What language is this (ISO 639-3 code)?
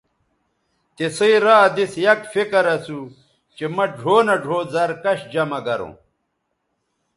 btv